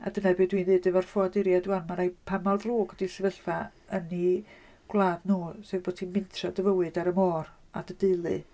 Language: Welsh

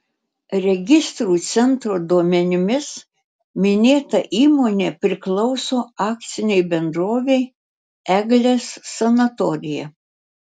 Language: Lithuanian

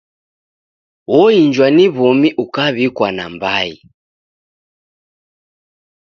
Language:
Taita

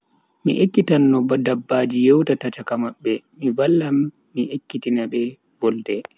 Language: Bagirmi Fulfulde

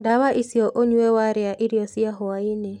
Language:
Kikuyu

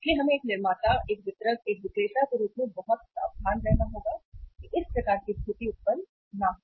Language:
Hindi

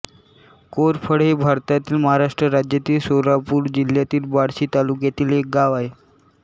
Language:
Marathi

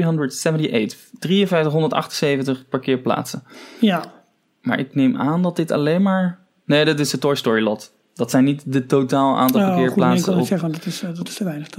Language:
Dutch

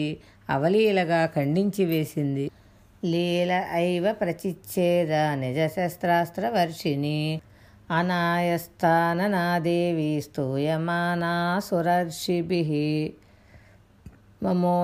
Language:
Telugu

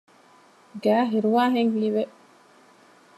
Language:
Divehi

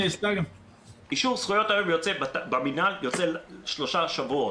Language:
Hebrew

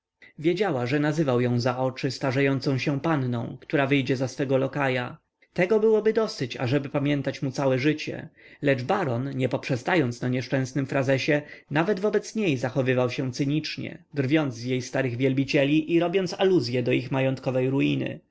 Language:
Polish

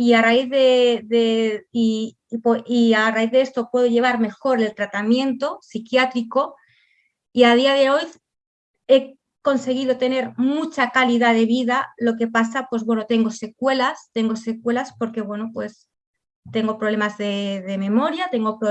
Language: Spanish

